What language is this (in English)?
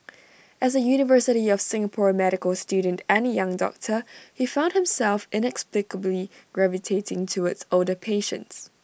English